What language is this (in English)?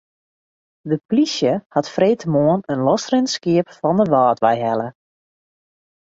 Western Frisian